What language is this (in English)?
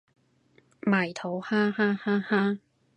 Cantonese